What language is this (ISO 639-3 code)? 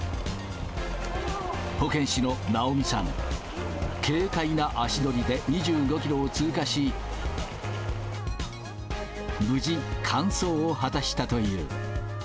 jpn